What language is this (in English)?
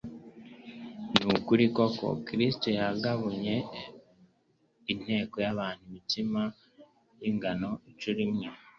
Kinyarwanda